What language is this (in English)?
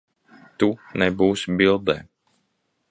Latvian